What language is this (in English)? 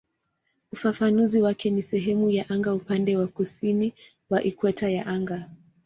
Swahili